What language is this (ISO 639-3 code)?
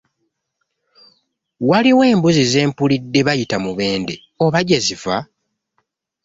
lug